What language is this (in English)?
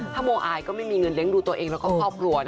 Thai